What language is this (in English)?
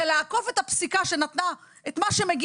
Hebrew